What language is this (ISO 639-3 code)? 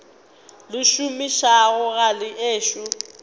nso